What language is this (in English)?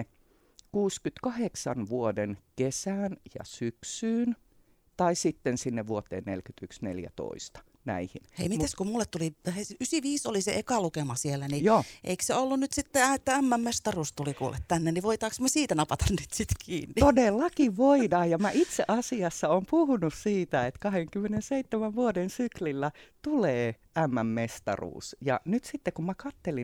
Finnish